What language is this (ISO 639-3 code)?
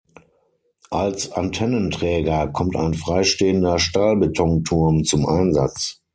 deu